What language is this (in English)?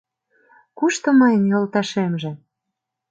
Mari